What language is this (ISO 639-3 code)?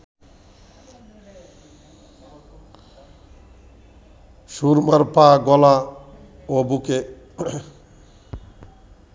ben